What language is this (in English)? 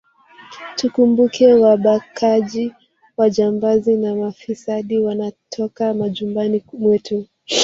Swahili